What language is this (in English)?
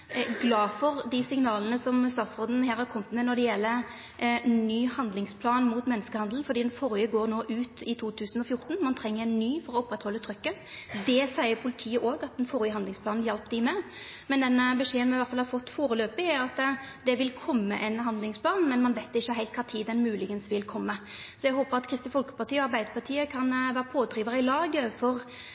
Norwegian Nynorsk